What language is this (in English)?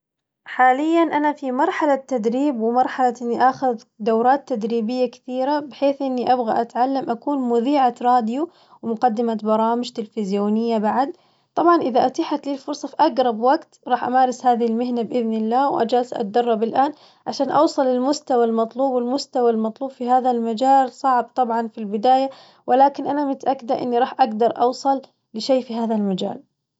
Najdi Arabic